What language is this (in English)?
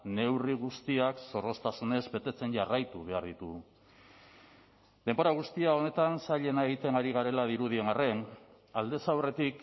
Basque